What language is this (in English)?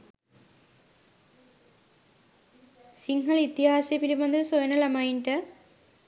Sinhala